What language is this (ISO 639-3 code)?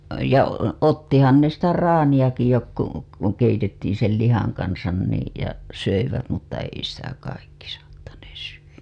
fin